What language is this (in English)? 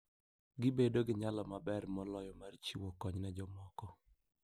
Luo (Kenya and Tanzania)